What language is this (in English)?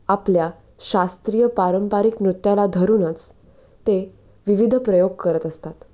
Marathi